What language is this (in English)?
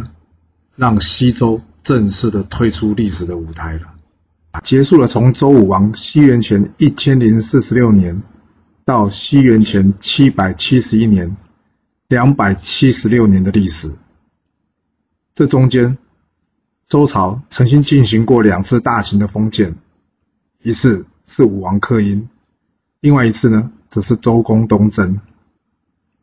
Chinese